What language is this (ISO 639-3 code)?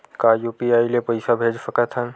hne